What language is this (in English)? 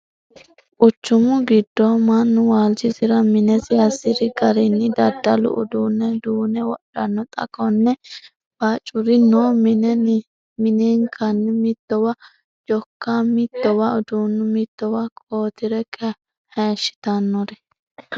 Sidamo